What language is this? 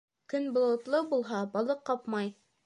Bashkir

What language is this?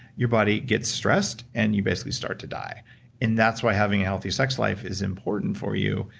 English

